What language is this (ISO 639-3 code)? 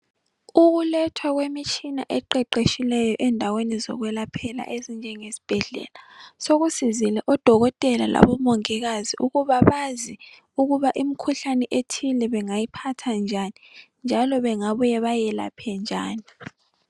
nde